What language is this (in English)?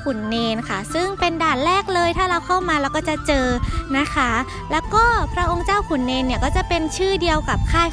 Thai